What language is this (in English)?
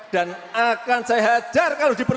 Indonesian